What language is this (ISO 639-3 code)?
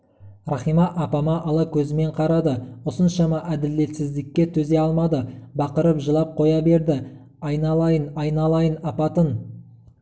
kaz